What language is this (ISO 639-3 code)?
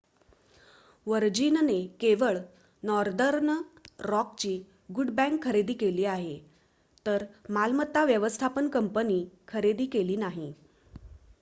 mar